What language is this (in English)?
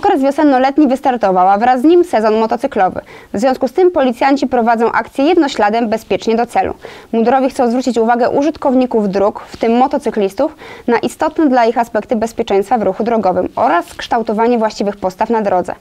Polish